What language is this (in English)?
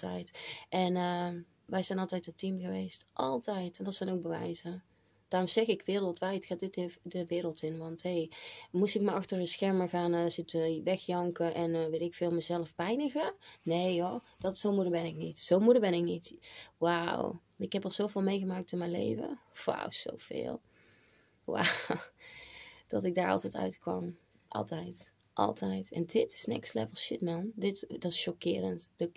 Dutch